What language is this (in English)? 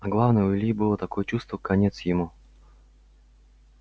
Russian